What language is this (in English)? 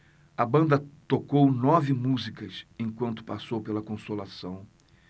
Portuguese